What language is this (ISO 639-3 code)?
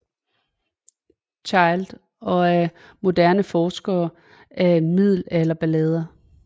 dan